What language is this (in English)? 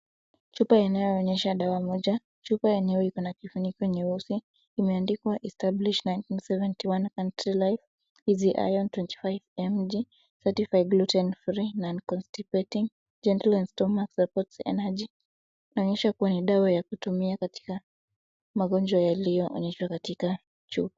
Swahili